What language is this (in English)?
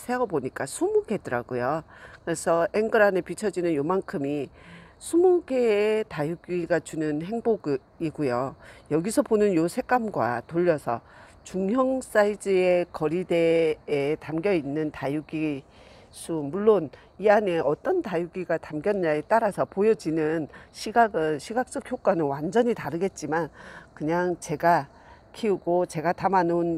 Korean